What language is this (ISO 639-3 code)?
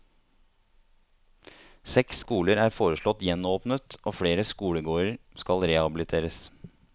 nor